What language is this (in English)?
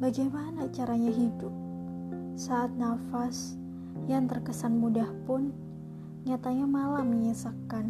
Indonesian